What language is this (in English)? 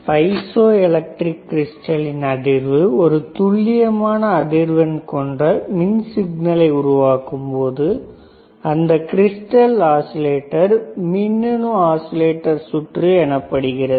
Tamil